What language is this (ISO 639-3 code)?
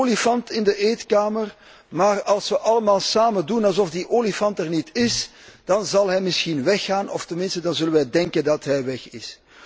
nld